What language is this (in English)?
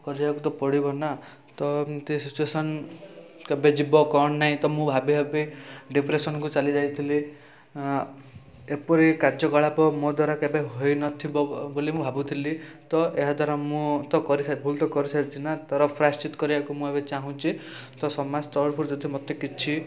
Odia